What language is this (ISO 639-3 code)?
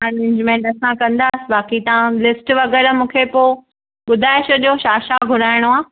snd